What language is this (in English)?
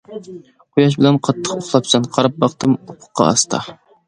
Uyghur